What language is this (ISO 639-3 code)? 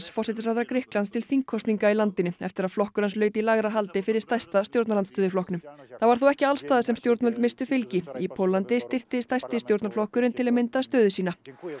isl